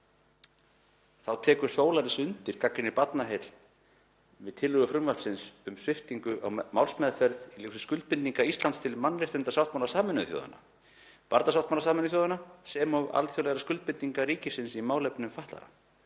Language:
Icelandic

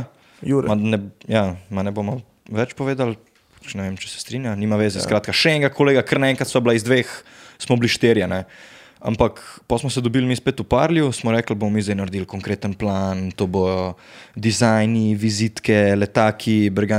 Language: Slovak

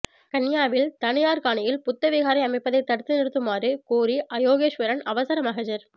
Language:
Tamil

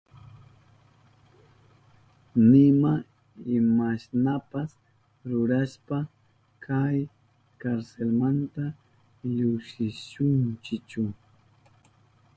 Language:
Southern Pastaza Quechua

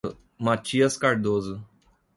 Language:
Portuguese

